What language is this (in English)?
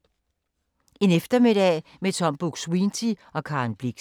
Danish